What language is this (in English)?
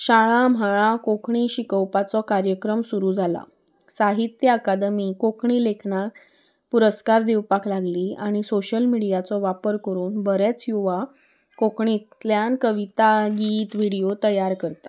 Konkani